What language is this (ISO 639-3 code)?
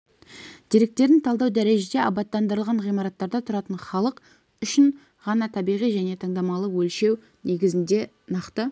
kaz